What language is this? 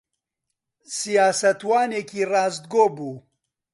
Central Kurdish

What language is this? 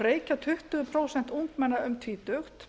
Icelandic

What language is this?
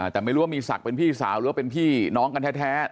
Thai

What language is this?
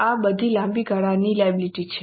Gujarati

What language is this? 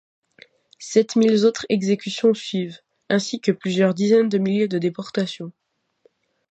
French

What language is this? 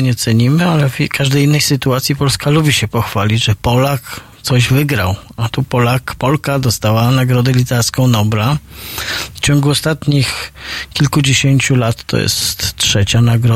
Polish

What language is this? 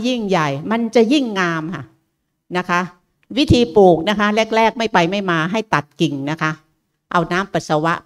Thai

